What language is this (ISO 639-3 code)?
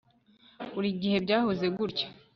kin